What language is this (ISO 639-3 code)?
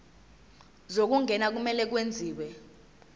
zul